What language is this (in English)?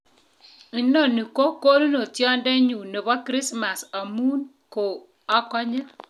Kalenjin